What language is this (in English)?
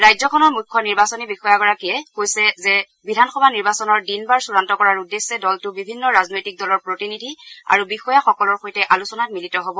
Assamese